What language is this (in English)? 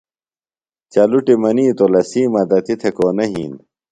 Phalura